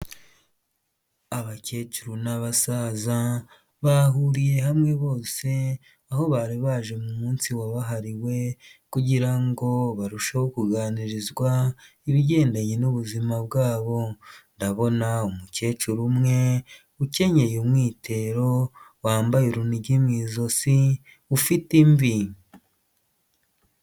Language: Kinyarwanda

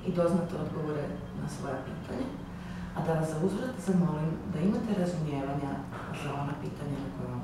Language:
Ukrainian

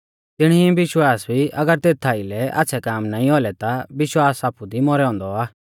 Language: Mahasu Pahari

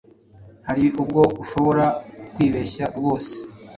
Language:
Kinyarwanda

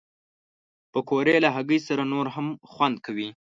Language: Pashto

